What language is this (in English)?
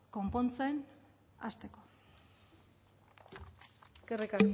Basque